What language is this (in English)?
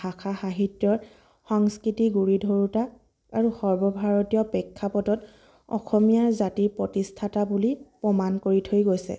Assamese